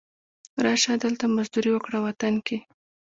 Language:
Pashto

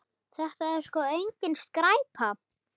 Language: Icelandic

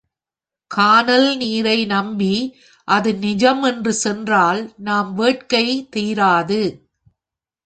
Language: Tamil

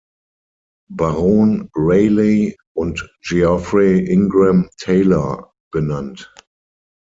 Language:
German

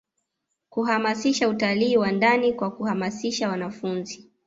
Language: Swahili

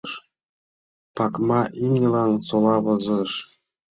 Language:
Mari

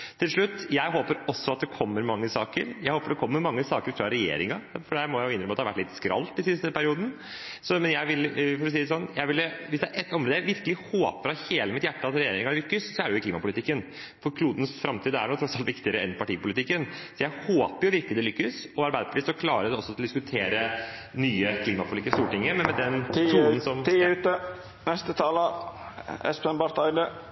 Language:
Norwegian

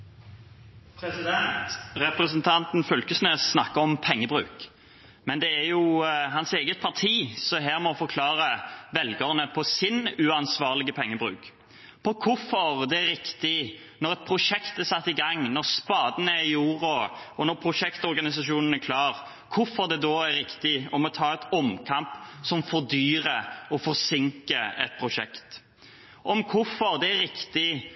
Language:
Norwegian Bokmål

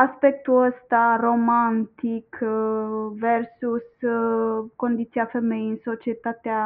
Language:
Romanian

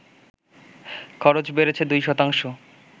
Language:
Bangla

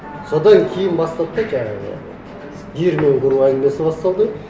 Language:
Kazakh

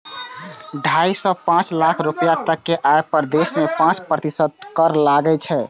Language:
Maithili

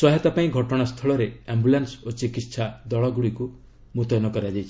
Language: Odia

